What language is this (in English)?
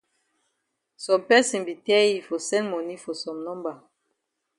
Cameroon Pidgin